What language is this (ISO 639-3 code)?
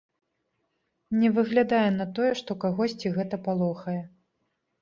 bel